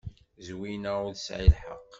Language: Kabyle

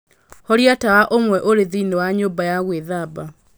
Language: Kikuyu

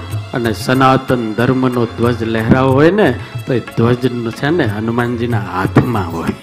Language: Hindi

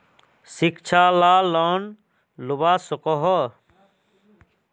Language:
Magahi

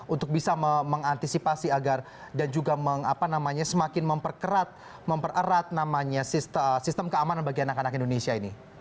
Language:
Indonesian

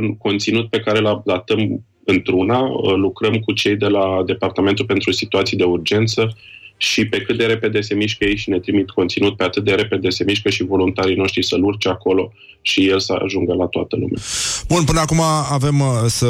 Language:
Romanian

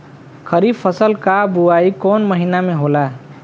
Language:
Bhojpuri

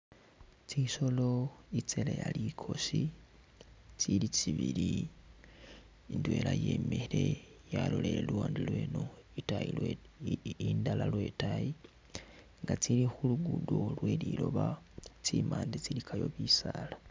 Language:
Masaaba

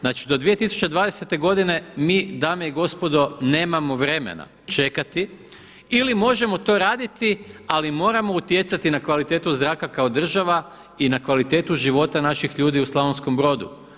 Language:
Croatian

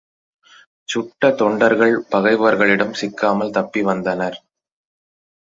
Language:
Tamil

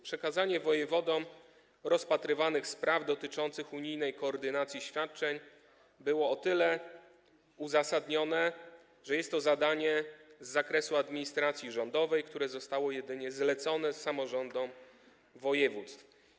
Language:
Polish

